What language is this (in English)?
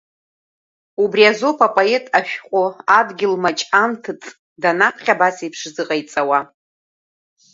Abkhazian